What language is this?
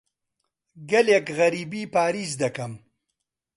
Central Kurdish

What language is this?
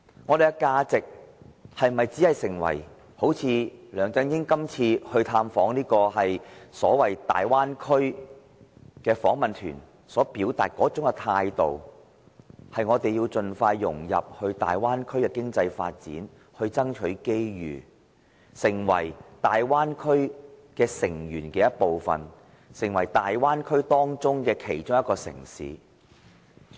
Cantonese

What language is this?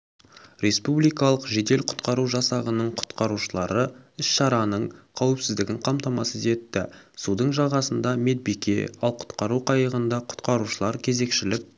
Kazakh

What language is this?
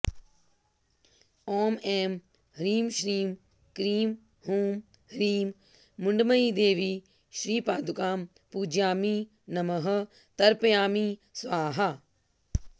Sanskrit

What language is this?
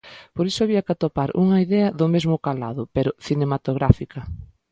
Galician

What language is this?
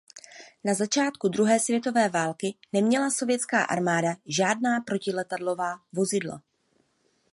Czech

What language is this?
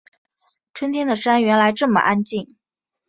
Chinese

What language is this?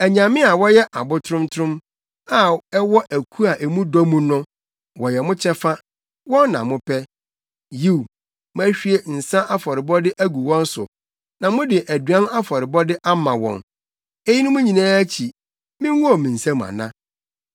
Akan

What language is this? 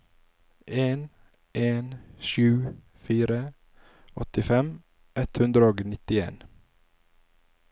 Norwegian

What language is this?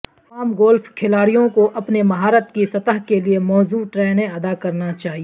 Urdu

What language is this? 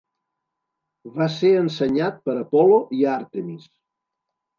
Catalan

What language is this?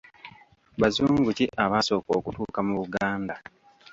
Ganda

